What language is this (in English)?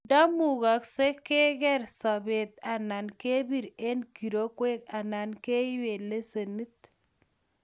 Kalenjin